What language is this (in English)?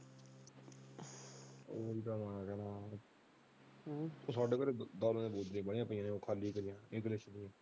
Punjabi